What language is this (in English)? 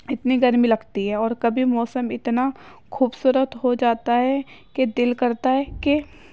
Urdu